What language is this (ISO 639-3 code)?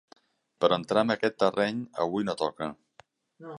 cat